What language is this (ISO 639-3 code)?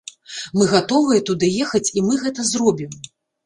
bel